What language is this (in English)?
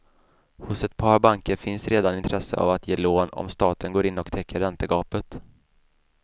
Swedish